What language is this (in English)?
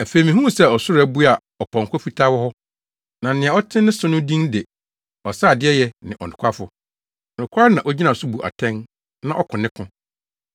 Akan